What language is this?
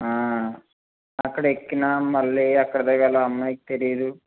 Telugu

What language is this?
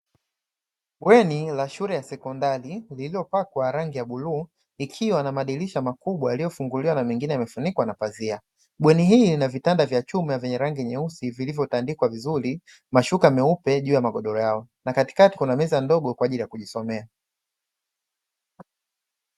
Swahili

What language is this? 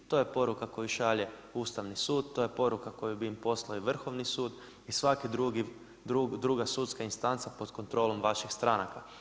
Croatian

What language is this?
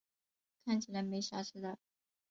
Chinese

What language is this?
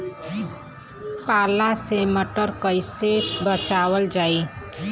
Bhojpuri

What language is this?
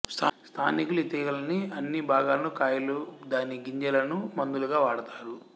Telugu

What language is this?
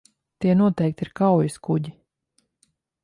Latvian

